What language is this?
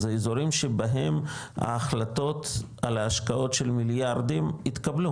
Hebrew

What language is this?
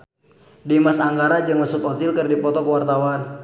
Sundanese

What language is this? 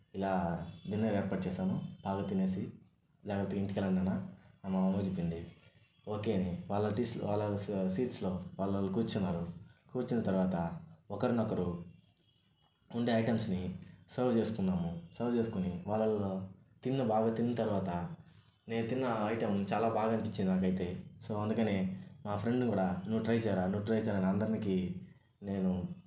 Telugu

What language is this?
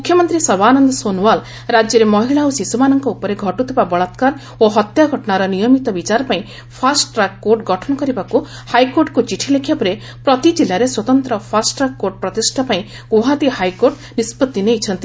Odia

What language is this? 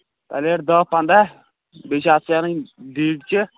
Kashmiri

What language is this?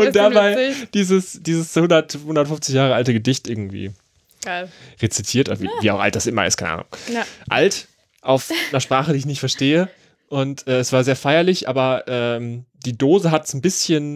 German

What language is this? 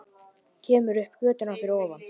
Icelandic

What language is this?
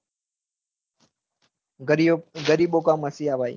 Gujarati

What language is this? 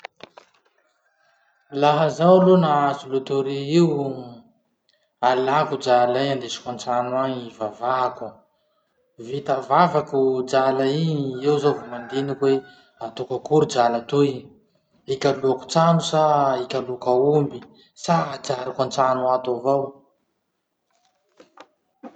Masikoro Malagasy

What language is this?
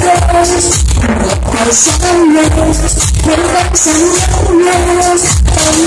Czech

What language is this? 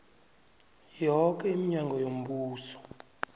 South Ndebele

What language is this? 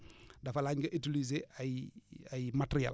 Wolof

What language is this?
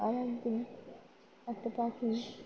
Bangla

